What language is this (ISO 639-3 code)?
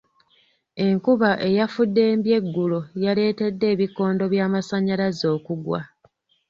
lug